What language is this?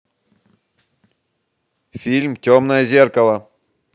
Russian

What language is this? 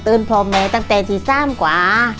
Thai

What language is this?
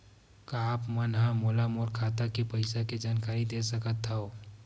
Chhattisgarhi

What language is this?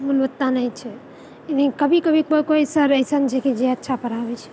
Maithili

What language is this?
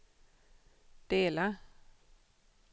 Swedish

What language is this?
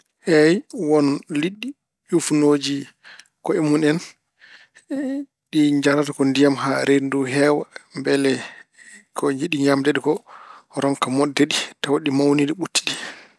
Fula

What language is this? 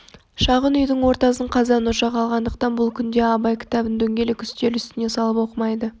Kazakh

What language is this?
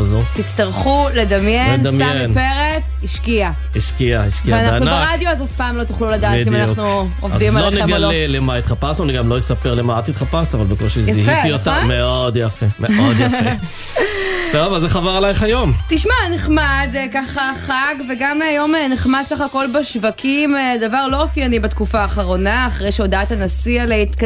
Hebrew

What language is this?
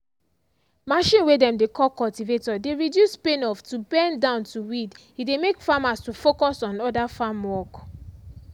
Nigerian Pidgin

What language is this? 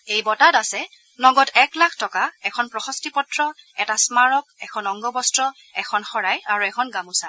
Assamese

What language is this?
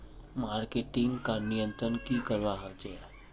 Magahi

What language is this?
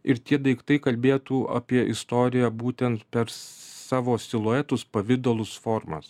Lithuanian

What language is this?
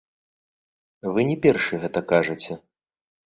Belarusian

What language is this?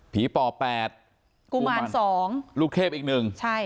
Thai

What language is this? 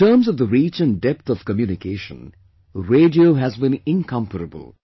English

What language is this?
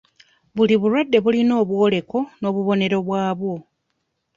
Ganda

